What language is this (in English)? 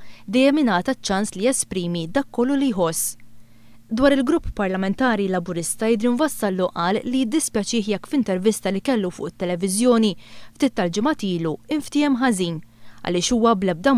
Arabic